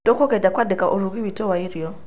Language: Kikuyu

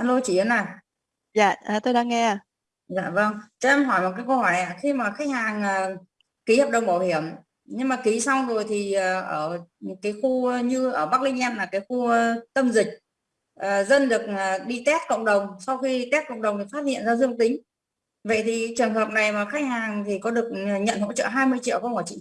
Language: Vietnamese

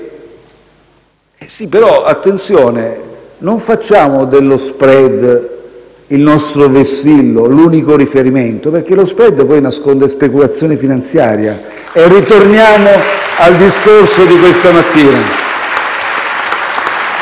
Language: Italian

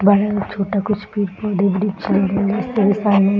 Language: Hindi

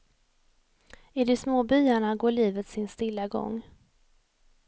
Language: Swedish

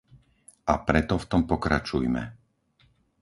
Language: Slovak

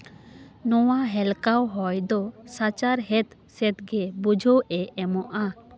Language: Santali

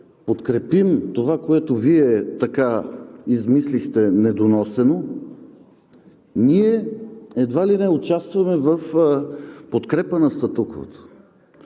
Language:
Bulgarian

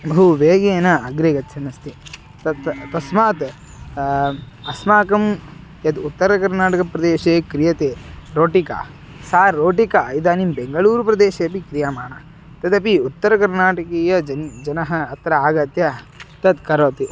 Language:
Sanskrit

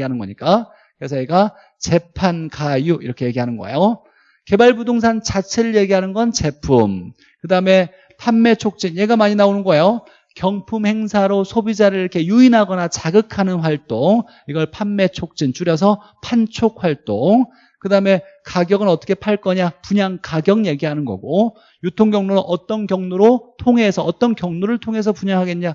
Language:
Korean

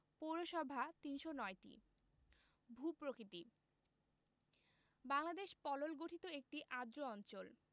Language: Bangla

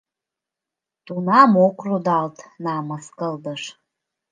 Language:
Mari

